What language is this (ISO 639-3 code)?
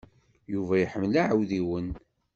kab